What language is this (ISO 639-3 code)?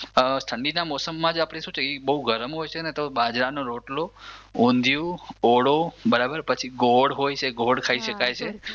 guj